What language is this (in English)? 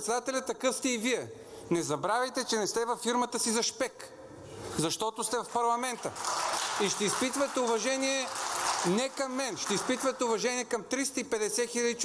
Bulgarian